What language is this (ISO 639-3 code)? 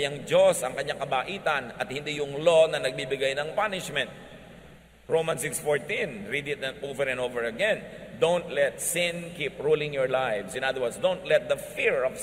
fil